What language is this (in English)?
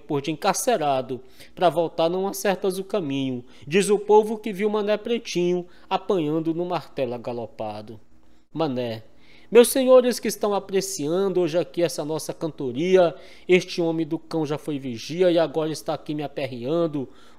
Portuguese